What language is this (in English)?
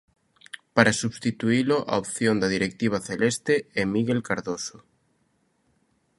Galician